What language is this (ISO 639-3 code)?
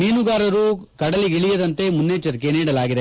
kan